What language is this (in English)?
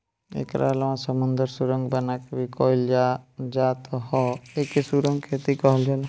Bhojpuri